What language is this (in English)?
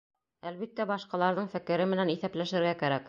Bashkir